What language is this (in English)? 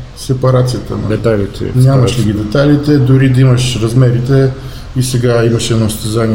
Bulgarian